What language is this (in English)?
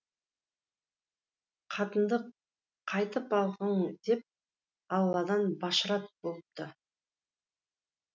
Kazakh